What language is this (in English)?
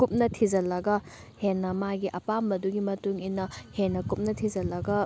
Manipuri